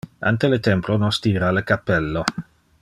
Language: Interlingua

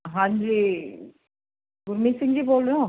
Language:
Punjabi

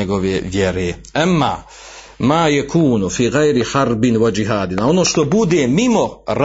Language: Croatian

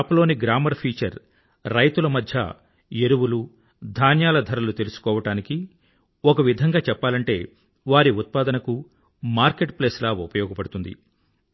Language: Telugu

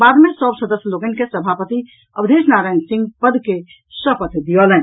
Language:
Maithili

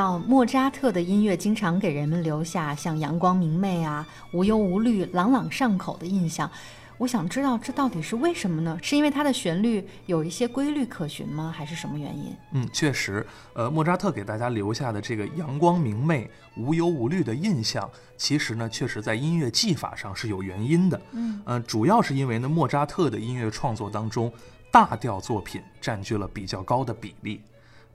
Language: Chinese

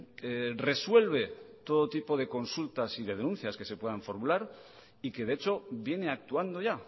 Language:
Spanish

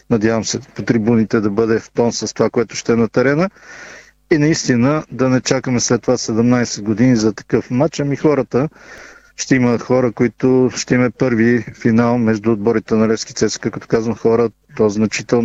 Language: Bulgarian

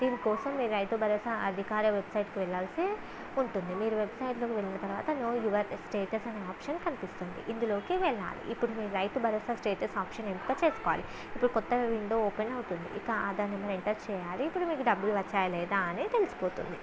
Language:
Telugu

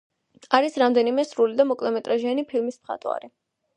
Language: Georgian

